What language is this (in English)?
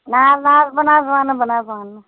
Kashmiri